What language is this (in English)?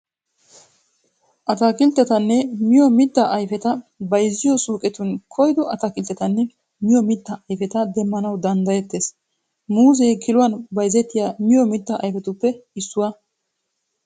Wolaytta